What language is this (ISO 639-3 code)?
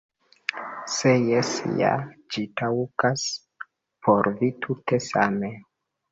epo